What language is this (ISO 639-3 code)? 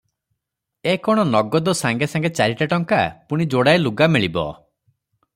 ori